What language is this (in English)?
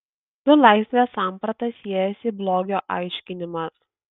Lithuanian